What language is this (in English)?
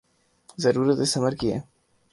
Urdu